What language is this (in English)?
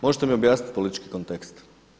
Croatian